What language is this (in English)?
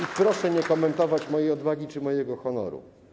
Polish